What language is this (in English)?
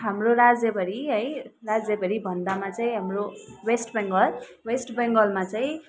Nepali